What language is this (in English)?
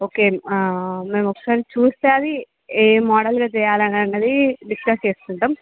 Telugu